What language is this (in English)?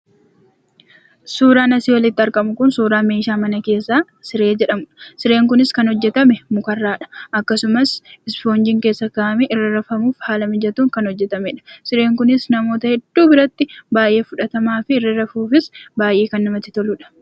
Oromo